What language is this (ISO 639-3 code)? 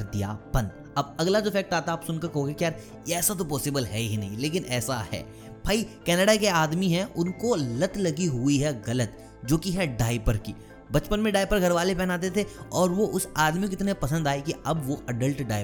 hin